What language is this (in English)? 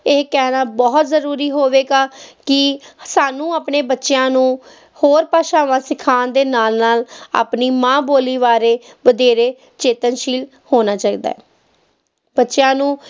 Punjabi